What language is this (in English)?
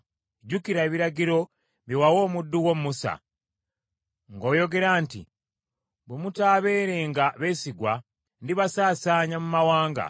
Ganda